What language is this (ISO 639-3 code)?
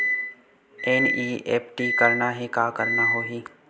hne